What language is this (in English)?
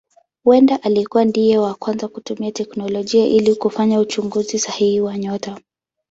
Swahili